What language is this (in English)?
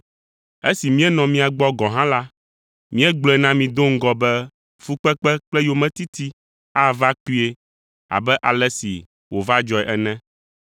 Ewe